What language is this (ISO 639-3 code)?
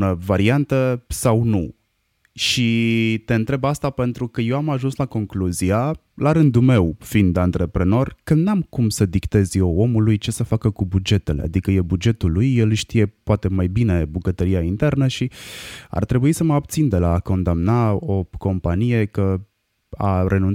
ron